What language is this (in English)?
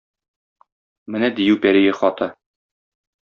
Tatar